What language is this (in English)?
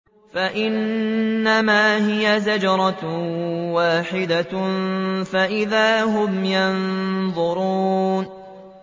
Arabic